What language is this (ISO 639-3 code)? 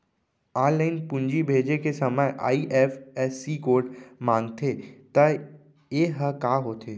hne